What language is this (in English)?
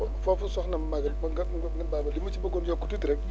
Wolof